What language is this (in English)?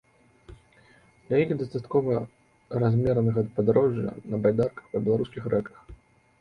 Belarusian